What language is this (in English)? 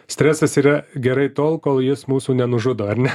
Lithuanian